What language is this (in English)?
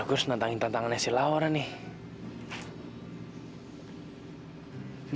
Indonesian